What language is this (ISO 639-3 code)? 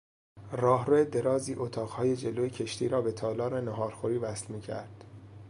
fas